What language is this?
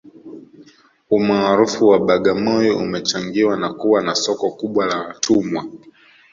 Swahili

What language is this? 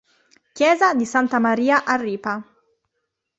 Italian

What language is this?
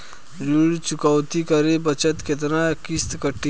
Bhojpuri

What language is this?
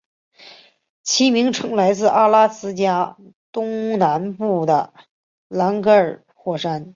Chinese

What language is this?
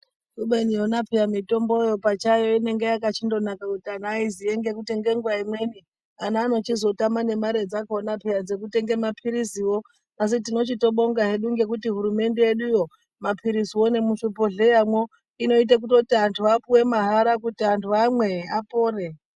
Ndau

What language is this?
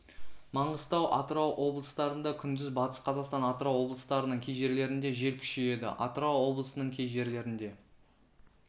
Kazakh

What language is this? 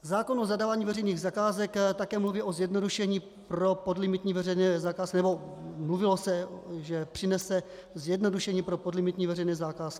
Czech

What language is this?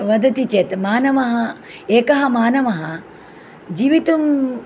Sanskrit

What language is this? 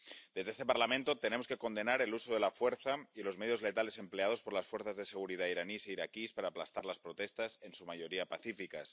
Spanish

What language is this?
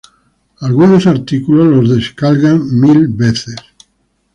Spanish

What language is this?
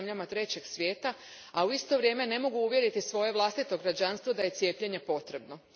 Croatian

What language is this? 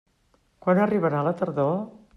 Catalan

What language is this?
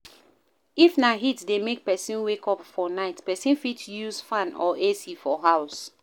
Nigerian Pidgin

